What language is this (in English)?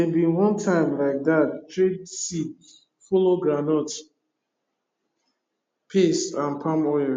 Nigerian Pidgin